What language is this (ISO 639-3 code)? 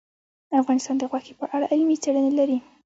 pus